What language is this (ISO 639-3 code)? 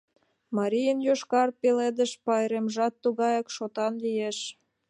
chm